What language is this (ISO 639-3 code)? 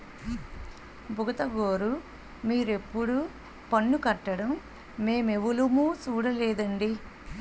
tel